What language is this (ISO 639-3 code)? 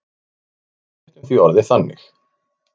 isl